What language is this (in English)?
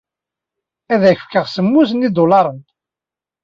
Kabyle